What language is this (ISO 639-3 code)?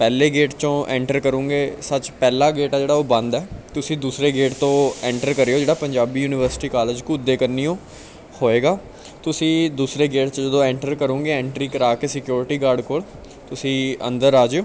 pan